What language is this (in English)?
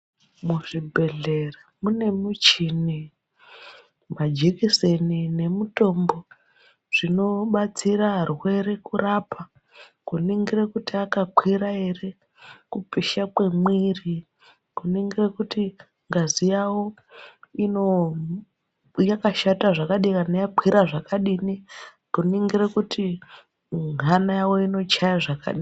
Ndau